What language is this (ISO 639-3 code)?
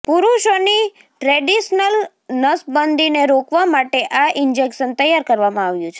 guj